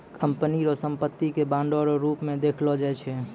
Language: Maithili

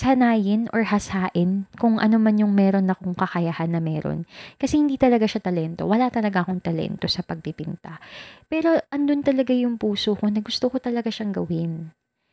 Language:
Filipino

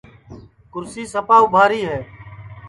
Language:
Sansi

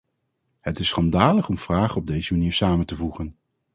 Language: Dutch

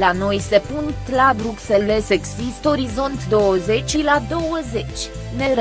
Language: Romanian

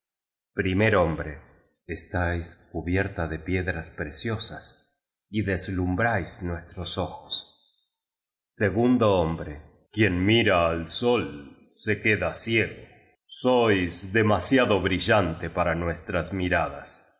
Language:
Spanish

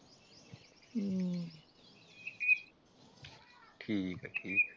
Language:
Punjabi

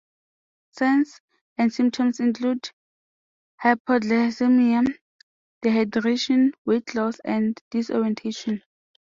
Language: English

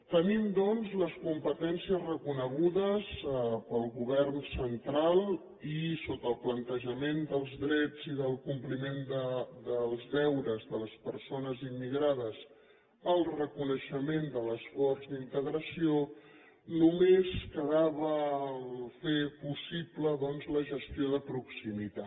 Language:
Catalan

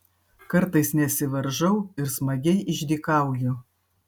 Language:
Lithuanian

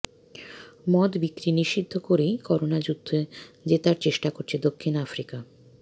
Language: Bangla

